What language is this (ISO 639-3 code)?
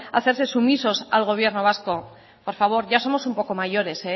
spa